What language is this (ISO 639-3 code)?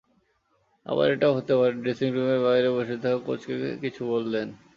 ben